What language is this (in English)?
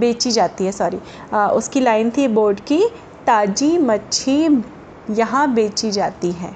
Hindi